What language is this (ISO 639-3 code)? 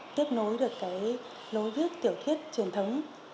vie